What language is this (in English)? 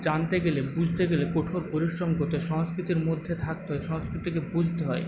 Bangla